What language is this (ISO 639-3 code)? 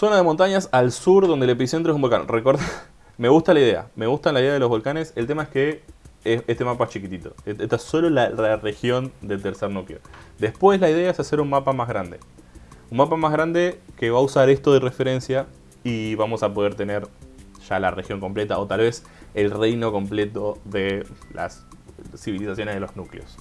spa